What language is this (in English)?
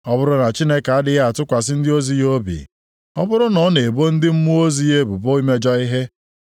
Igbo